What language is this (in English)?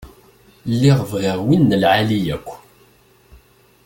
Kabyle